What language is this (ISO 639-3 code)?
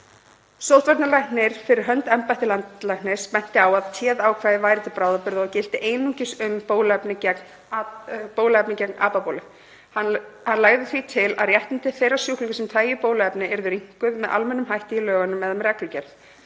isl